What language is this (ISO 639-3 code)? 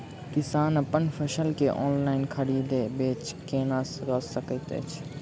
mai